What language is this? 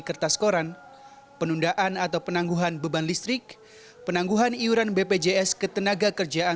Indonesian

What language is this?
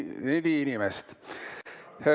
Estonian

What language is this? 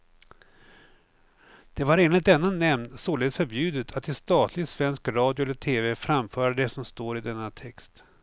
Swedish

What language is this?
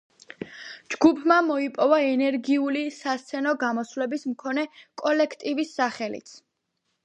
Georgian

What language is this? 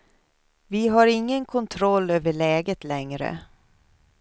Swedish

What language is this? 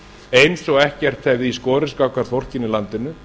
Icelandic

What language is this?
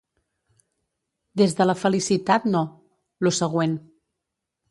Catalan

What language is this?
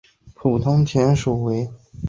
Chinese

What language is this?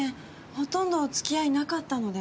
Japanese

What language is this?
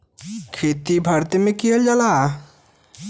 Bhojpuri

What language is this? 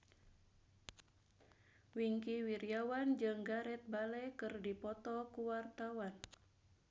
Sundanese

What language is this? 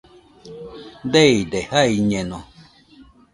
Nüpode Huitoto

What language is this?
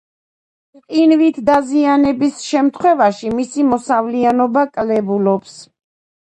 Georgian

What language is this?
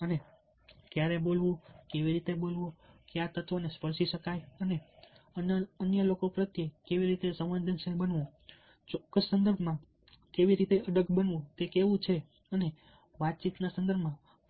Gujarati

